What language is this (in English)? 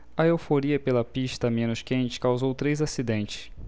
Portuguese